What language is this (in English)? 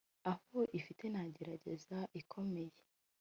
Kinyarwanda